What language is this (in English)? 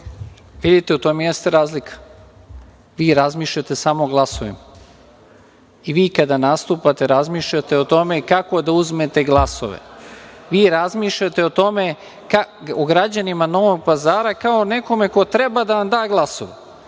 Serbian